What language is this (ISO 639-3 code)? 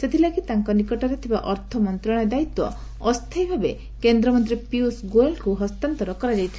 ori